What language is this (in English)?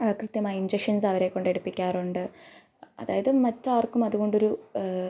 Malayalam